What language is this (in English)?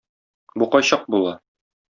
Tatar